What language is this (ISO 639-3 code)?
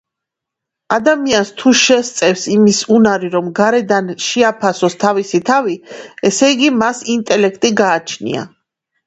kat